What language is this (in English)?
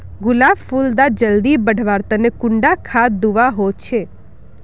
Magahi